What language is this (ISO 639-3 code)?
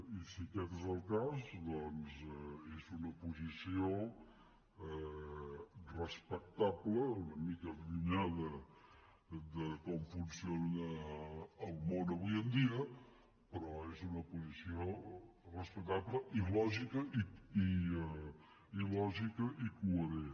cat